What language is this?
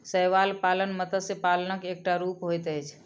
Maithili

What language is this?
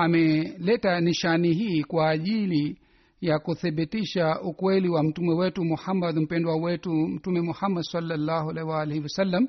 Swahili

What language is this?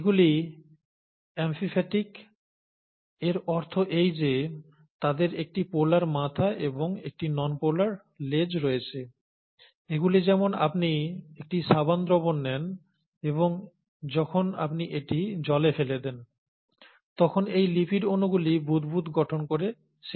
Bangla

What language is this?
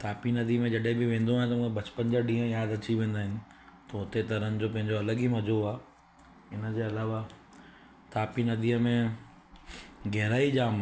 Sindhi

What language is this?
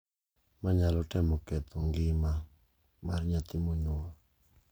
Luo (Kenya and Tanzania)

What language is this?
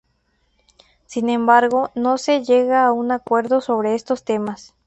Spanish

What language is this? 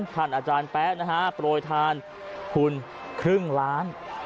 Thai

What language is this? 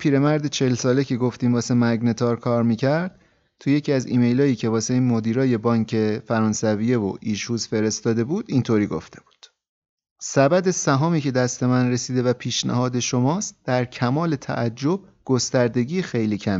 Persian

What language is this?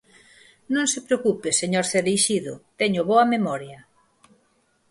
Galician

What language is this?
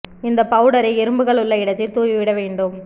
Tamil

